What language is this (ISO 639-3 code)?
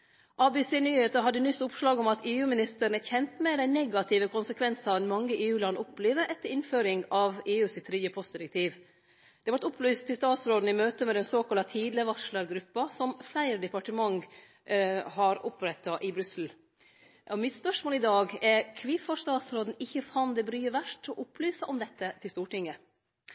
nno